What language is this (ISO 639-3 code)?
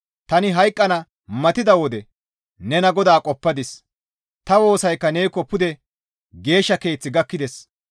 gmv